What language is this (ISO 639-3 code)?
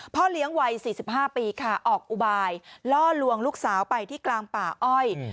tha